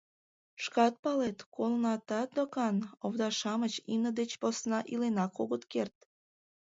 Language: Mari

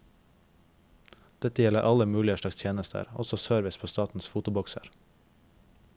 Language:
Norwegian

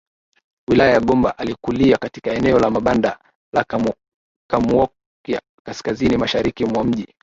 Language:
Swahili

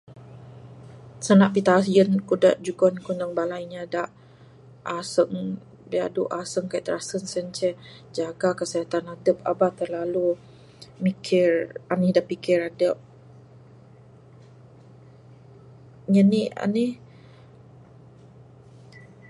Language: Bukar-Sadung Bidayuh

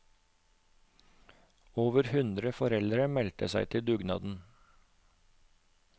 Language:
Norwegian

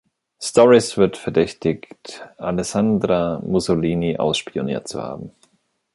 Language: German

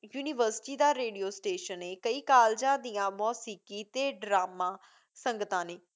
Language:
Punjabi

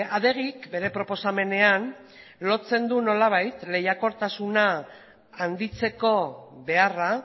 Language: Basque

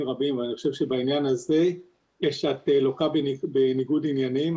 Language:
Hebrew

